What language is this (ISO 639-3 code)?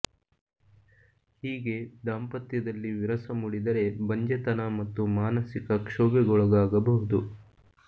kan